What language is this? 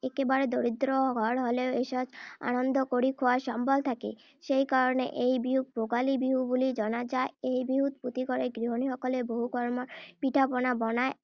Assamese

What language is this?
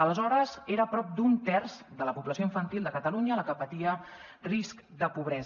Catalan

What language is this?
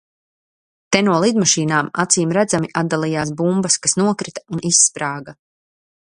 Latvian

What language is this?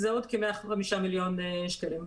Hebrew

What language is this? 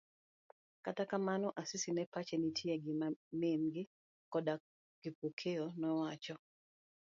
Luo (Kenya and Tanzania)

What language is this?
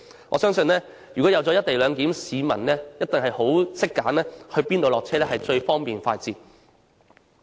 Cantonese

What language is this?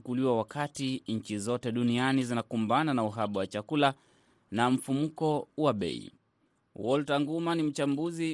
Swahili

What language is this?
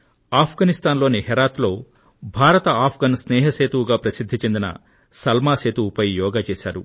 Telugu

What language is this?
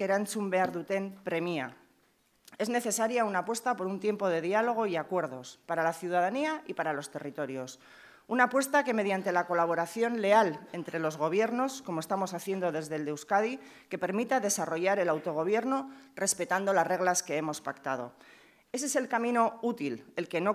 Spanish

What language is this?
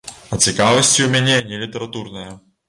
Belarusian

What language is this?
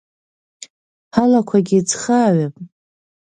Abkhazian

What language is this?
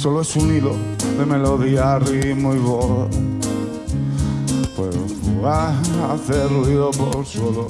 Italian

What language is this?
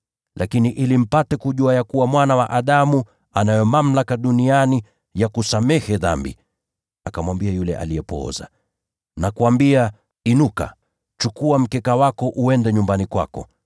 Swahili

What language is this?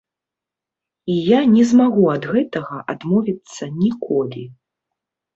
Belarusian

